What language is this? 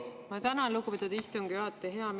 Estonian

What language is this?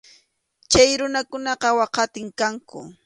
Arequipa-La Unión Quechua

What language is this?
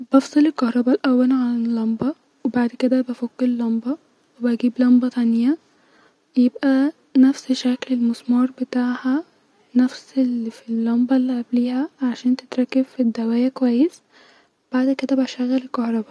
Egyptian Arabic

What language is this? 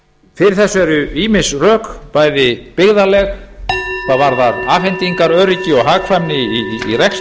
Icelandic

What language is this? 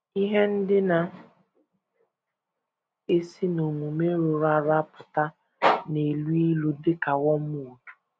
Igbo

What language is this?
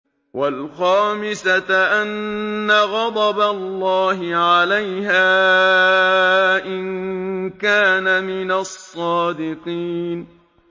Arabic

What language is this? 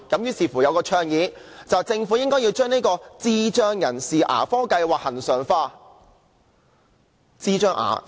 Cantonese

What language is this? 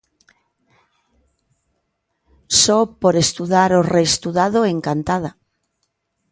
Galician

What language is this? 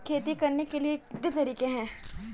Hindi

